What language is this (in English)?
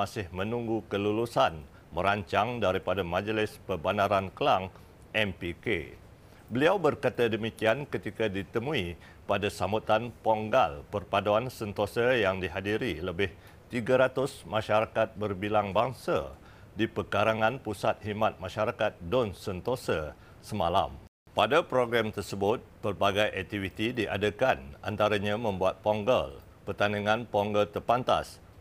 Malay